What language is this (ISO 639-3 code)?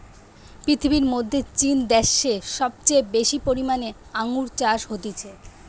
ben